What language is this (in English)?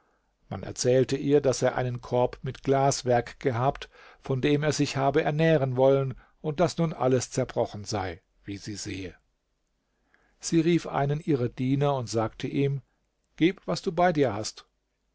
German